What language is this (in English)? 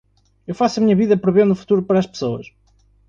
Portuguese